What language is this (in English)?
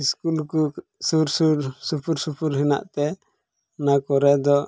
Santali